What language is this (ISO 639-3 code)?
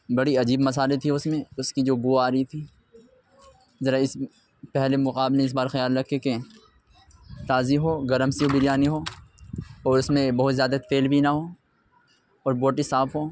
urd